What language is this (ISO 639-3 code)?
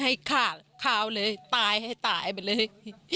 tha